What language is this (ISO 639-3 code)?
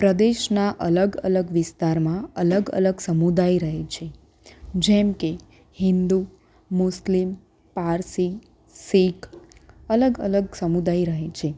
guj